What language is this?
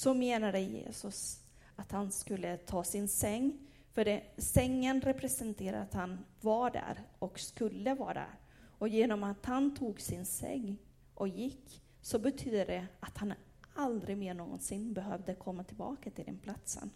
Swedish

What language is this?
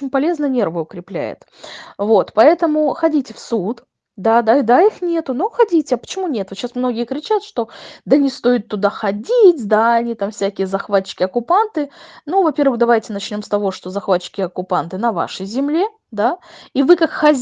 Russian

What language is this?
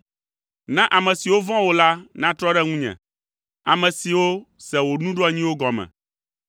Ewe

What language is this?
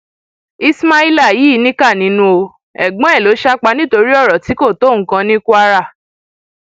Yoruba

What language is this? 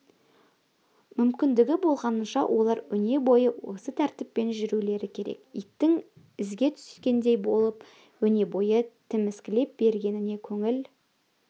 Kazakh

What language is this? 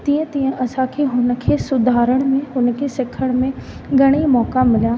Sindhi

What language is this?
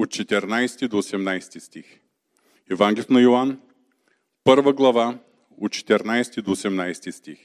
Bulgarian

